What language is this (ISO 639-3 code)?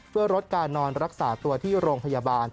tha